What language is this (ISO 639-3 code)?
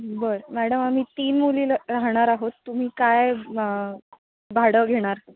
mar